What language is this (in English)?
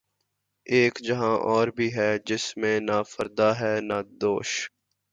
Urdu